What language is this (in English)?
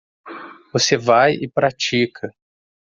Portuguese